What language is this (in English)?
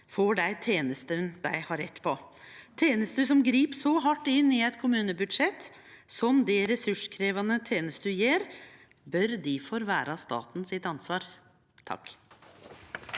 Norwegian